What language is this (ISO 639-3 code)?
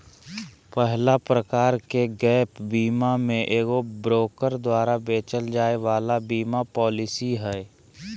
mag